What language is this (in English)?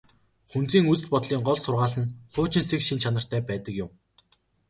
Mongolian